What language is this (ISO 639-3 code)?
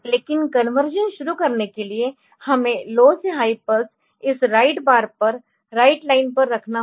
hin